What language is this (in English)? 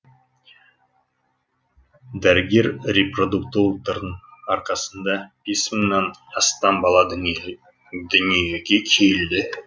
Kazakh